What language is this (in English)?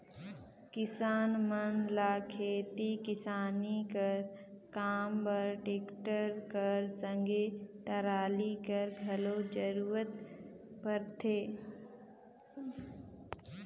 Chhattisgarhi